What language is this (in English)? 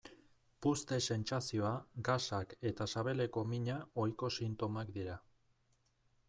Basque